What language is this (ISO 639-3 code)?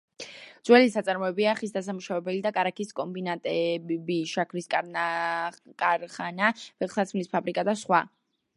kat